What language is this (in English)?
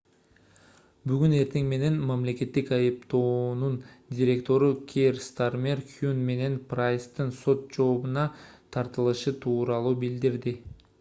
Kyrgyz